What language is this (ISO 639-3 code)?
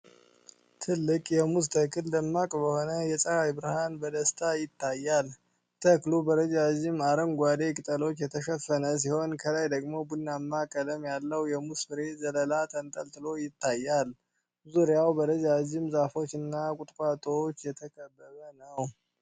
amh